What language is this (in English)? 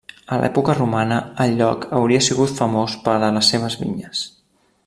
Catalan